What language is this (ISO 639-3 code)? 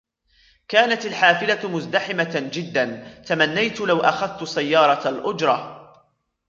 ara